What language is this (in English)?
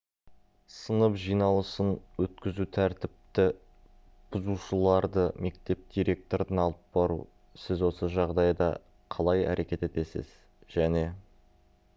Kazakh